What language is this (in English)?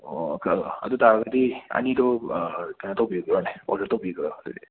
Manipuri